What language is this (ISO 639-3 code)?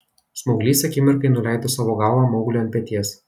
lit